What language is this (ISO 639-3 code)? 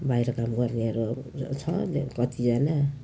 nep